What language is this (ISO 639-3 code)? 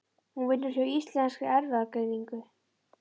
isl